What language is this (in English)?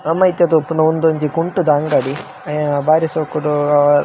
Tulu